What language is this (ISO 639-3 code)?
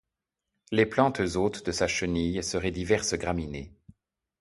fra